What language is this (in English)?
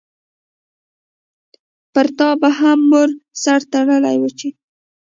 Pashto